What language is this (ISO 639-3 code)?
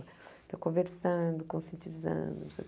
por